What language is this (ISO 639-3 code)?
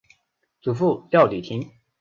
zho